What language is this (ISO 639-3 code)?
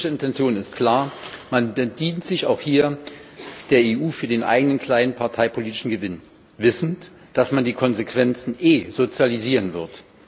deu